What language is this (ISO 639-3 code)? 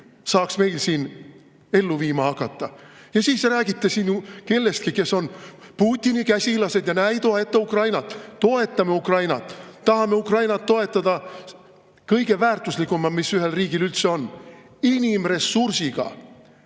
est